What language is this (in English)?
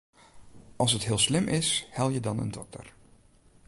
Western Frisian